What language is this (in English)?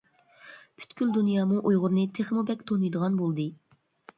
Uyghur